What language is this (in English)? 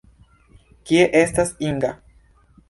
Esperanto